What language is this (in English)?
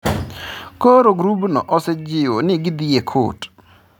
Luo (Kenya and Tanzania)